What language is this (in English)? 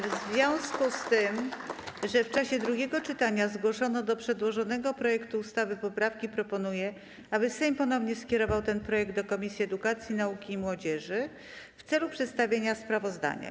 Polish